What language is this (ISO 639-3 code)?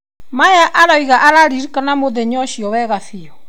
kik